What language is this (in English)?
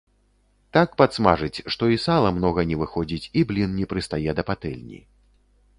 Belarusian